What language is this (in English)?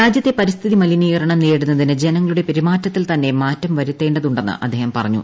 Malayalam